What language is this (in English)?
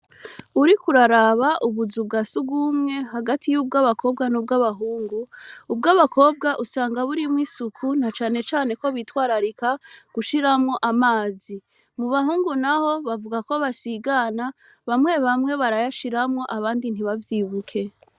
Rundi